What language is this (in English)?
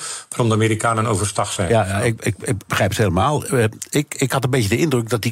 Dutch